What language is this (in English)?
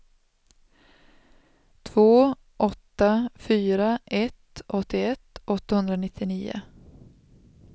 Swedish